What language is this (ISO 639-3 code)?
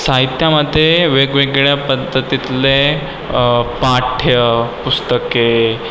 mar